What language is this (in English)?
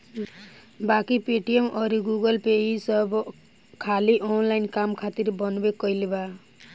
Bhojpuri